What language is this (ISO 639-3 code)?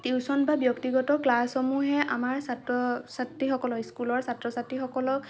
asm